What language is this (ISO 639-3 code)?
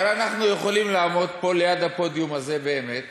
heb